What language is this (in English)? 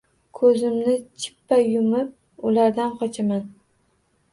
Uzbek